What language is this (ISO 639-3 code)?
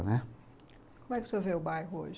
por